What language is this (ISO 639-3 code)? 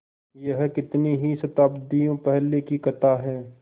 hin